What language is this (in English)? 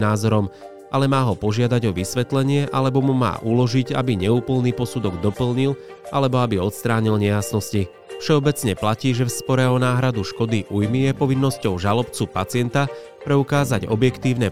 Slovak